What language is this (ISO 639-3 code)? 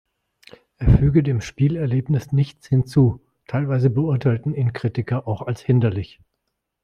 deu